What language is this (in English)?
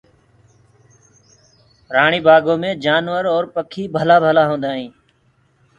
Gurgula